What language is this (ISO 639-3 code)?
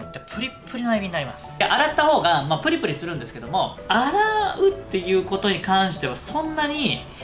jpn